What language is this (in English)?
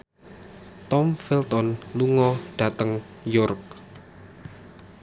Javanese